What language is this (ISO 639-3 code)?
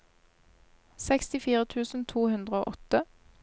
nor